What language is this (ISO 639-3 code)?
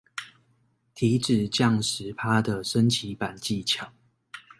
zho